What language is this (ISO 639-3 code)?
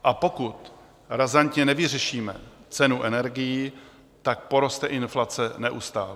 ces